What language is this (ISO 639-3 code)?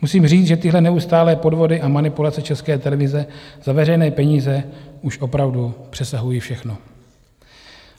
ces